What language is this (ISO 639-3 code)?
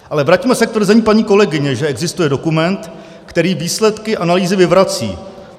ces